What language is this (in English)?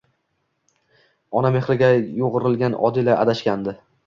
Uzbek